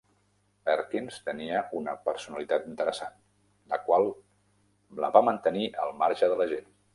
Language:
Catalan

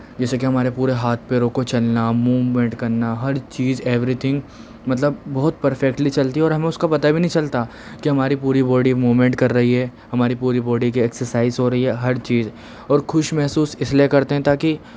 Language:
Urdu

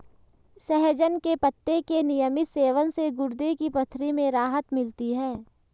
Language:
Hindi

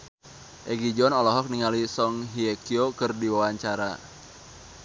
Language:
Sundanese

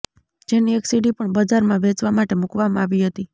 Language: Gujarati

